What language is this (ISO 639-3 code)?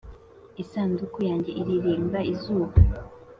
kin